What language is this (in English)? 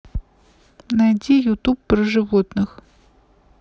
Russian